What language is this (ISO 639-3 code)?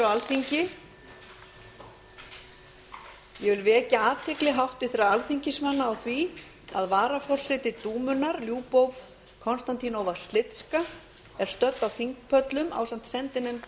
isl